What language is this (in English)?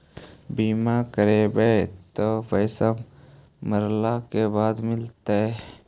Magahi